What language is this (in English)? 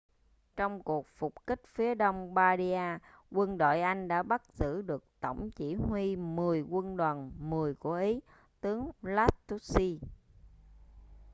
Vietnamese